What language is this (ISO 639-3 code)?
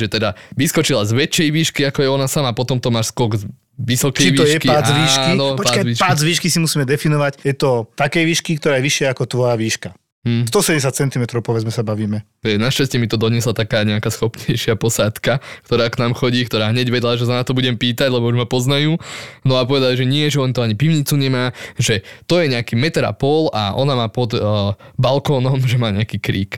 slk